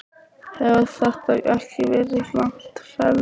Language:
Icelandic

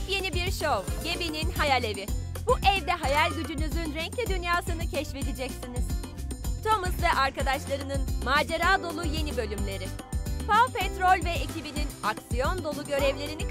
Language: Turkish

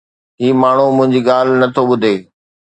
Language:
Sindhi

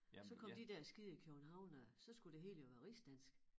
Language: Danish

